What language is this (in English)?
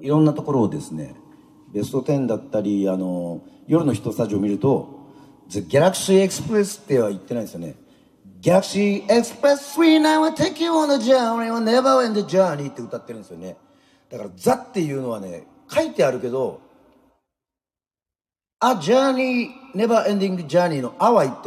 Japanese